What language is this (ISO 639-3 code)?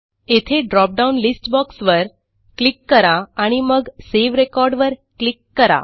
mar